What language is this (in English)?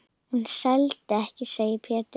Icelandic